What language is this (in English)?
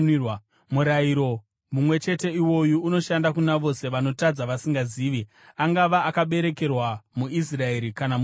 Shona